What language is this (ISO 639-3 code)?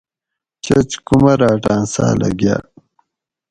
gwc